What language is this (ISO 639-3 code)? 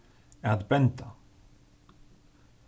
fao